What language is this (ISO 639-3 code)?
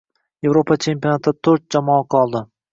uzb